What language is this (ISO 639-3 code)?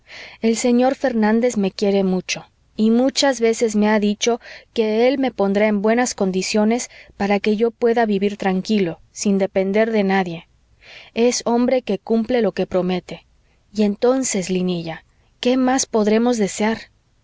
spa